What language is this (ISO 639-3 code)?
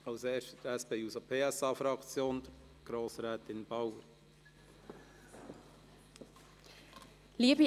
gsw